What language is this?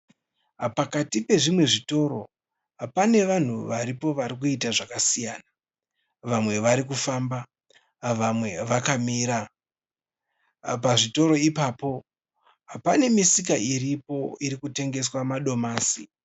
Shona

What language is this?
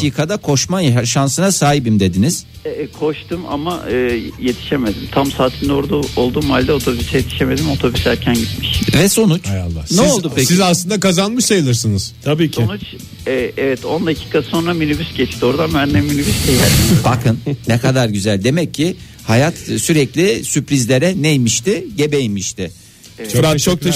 Turkish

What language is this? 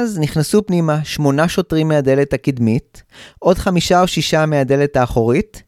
Hebrew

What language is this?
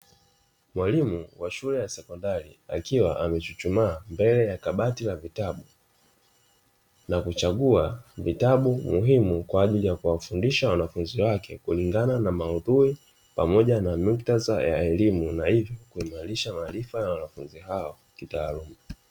Swahili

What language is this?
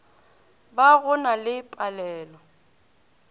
Northern Sotho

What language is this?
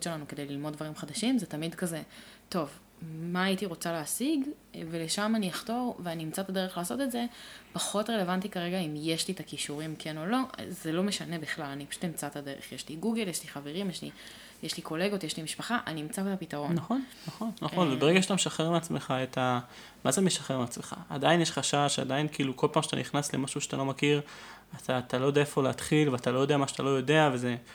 Hebrew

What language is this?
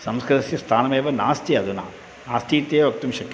Sanskrit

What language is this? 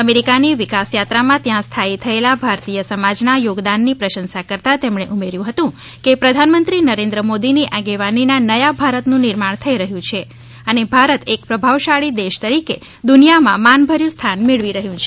Gujarati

